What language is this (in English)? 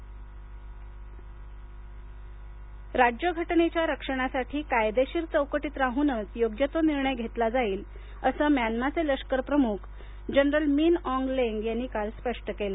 Marathi